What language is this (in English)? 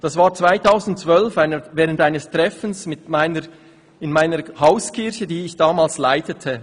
Swiss German